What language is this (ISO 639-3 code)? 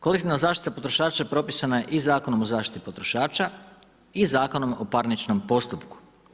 hrv